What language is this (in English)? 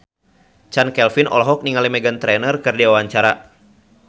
Sundanese